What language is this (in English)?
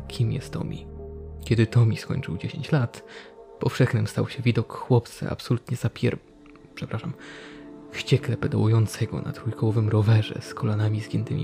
Polish